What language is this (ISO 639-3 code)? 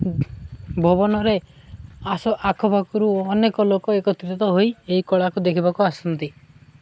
ori